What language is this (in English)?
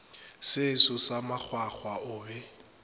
Northern Sotho